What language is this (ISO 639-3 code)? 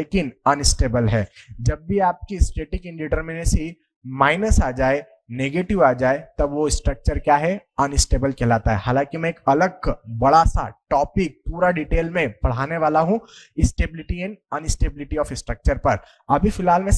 hin